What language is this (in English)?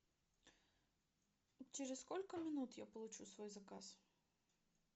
Russian